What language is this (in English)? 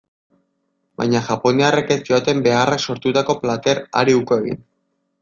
Basque